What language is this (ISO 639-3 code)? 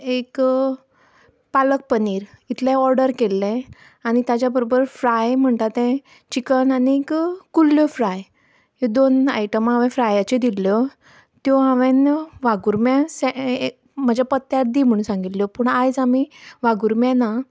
kok